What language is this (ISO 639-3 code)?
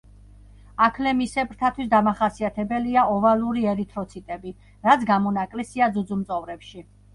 kat